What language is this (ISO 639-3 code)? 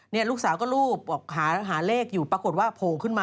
tha